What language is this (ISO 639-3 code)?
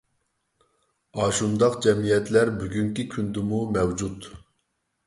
uig